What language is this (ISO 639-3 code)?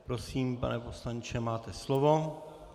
ces